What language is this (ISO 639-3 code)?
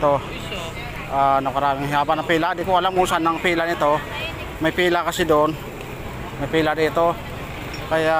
fil